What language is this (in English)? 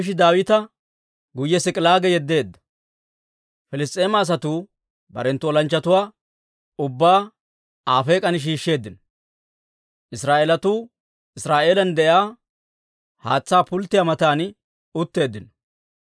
Dawro